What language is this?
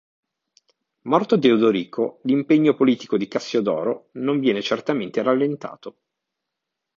Italian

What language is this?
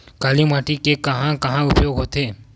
Chhattisgarhi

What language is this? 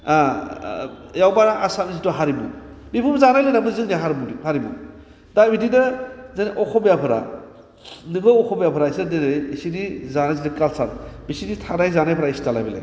Bodo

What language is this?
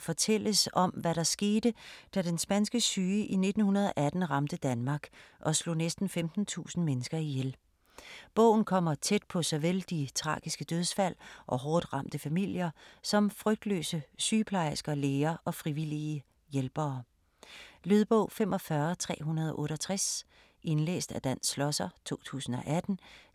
Danish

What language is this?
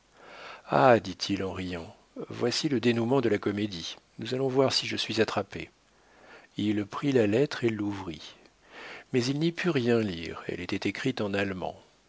French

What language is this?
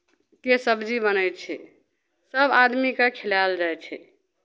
Maithili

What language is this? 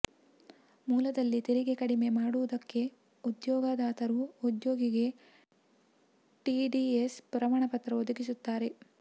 Kannada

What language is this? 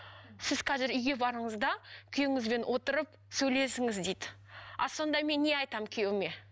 Kazakh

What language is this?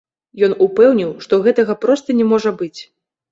Belarusian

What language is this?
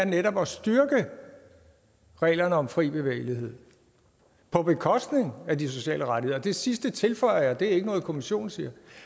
Danish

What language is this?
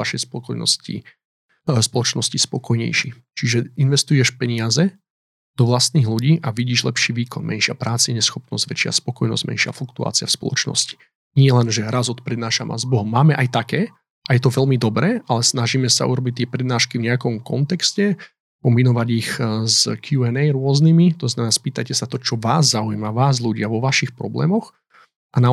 Slovak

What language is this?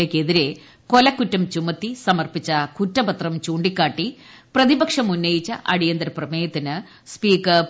Malayalam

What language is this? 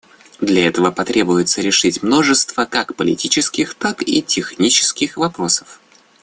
Russian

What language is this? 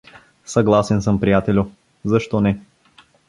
Bulgarian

